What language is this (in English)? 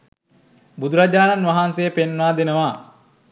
Sinhala